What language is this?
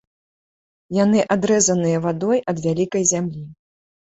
Belarusian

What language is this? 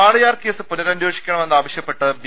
Malayalam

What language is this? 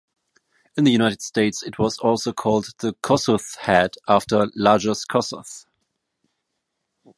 English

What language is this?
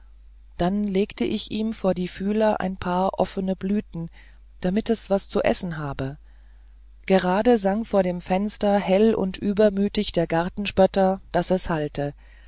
German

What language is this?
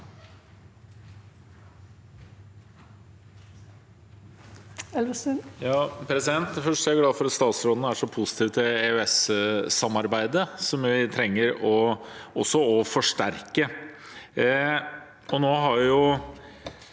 Norwegian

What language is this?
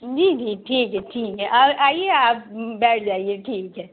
Urdu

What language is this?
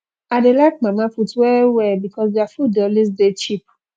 Nigerian Pidgin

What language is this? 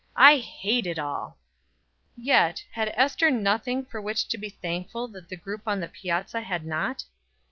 English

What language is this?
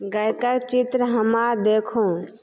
Maithili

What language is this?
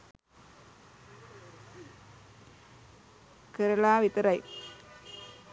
Sinhala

